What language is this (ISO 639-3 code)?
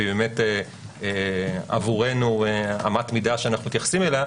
heb